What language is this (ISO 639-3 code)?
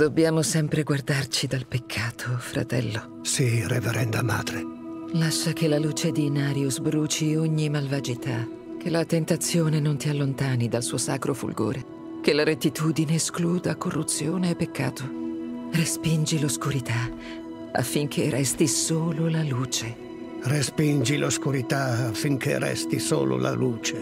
ita